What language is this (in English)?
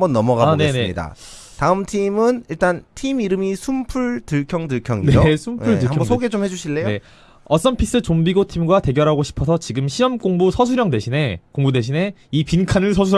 Korean